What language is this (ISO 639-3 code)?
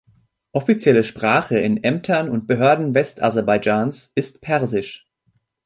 deu